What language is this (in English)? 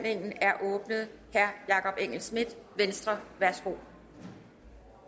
Danish